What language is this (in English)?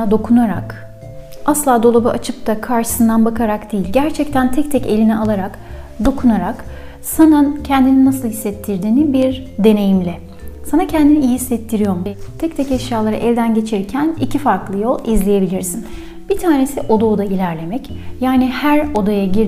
Turkish